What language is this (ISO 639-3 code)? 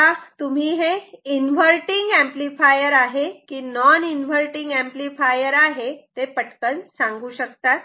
mar